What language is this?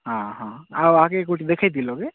Odia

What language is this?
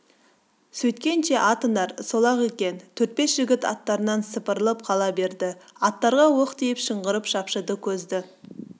Kazakh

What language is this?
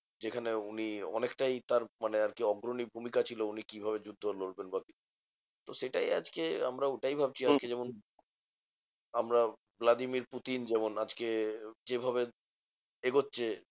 Bangla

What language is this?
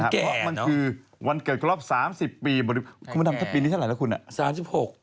Thai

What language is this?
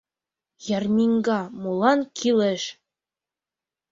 Mari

